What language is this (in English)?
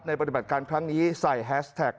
Thai